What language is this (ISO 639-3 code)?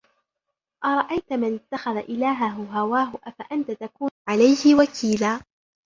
ara